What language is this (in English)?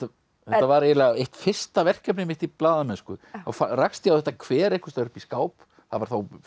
Icelandic